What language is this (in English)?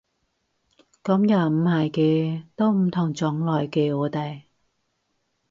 Cantonese